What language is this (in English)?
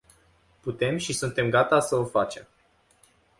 Romanian